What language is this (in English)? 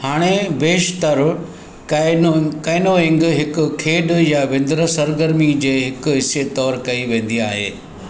Sindhi